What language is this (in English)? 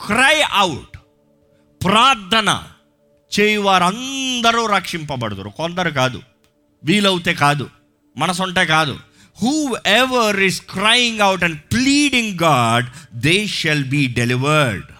Telugu